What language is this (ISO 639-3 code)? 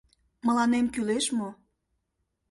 chm